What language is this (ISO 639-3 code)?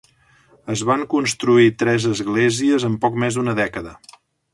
cat